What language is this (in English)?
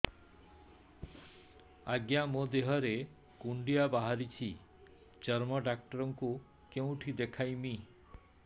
Odia